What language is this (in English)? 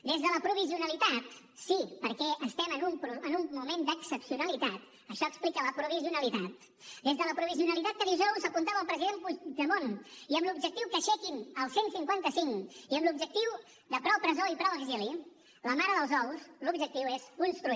Catalan